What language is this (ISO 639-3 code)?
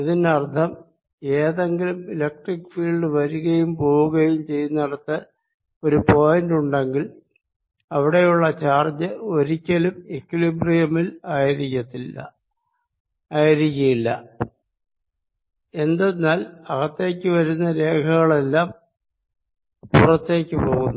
mal